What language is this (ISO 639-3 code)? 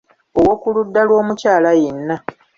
lug